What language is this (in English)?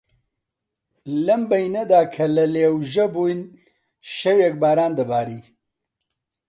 Central Kurdish